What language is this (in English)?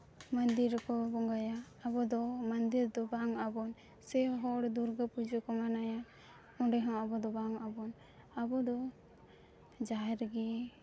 Santali